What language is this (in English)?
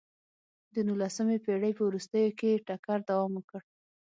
Pashto